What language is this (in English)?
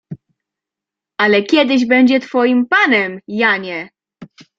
Polish